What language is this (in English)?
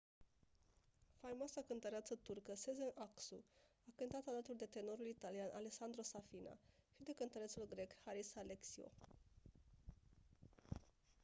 Romanian